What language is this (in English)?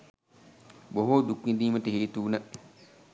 Sinhala